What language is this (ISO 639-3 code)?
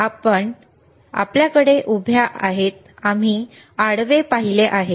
mar